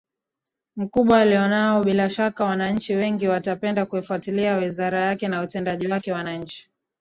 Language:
Swahili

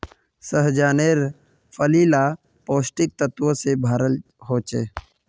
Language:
Magahi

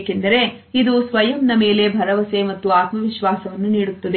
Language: Kannada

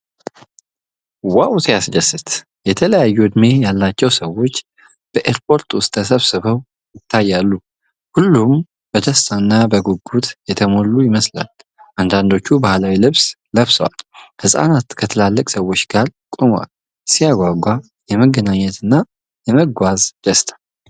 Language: Amharic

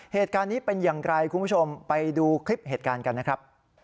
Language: Thai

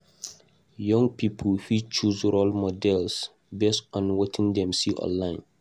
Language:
Nigerian Pidgin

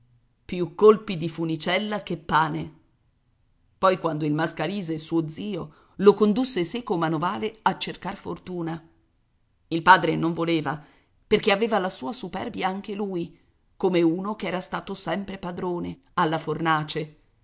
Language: Italian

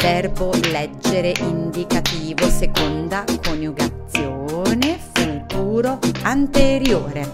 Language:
Italian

